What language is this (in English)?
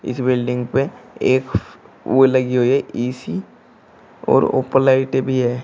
Hindi